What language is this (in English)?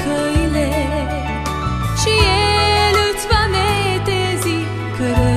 Romanian